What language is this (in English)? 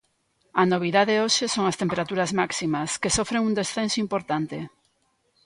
Galician